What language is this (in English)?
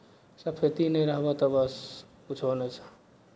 Maithili